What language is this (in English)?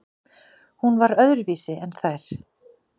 Icelandic